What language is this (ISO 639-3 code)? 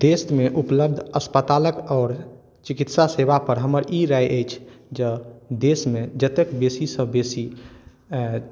mai